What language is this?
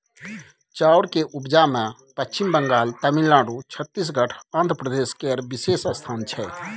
Maithili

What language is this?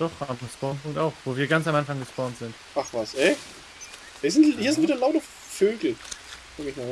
German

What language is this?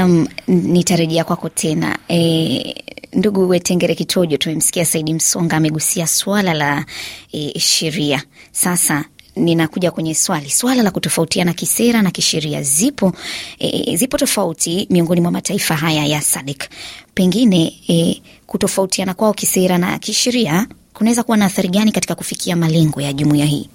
Swahili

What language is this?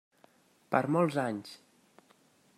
Catalan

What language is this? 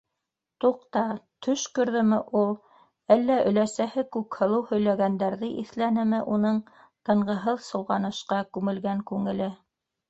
Bashkir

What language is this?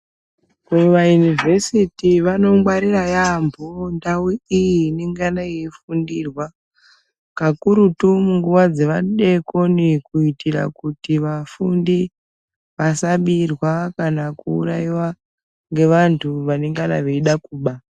Ndau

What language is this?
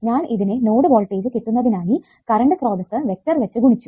Malayalam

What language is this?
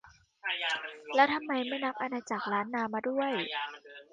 Thai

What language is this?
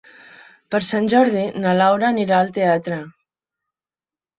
Catalan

